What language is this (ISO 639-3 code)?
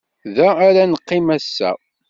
kab